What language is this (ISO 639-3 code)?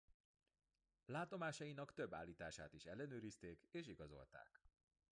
hun